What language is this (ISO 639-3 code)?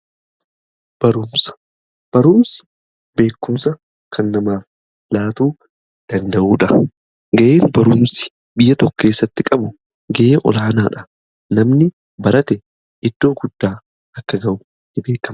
orm